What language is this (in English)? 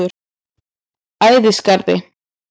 Icelandic